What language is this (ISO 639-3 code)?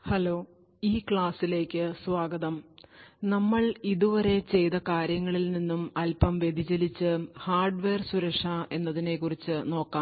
mal